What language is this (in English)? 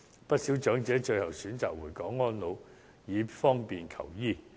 Cantonese